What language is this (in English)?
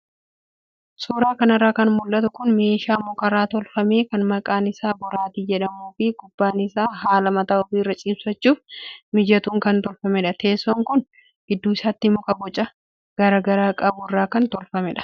Oromo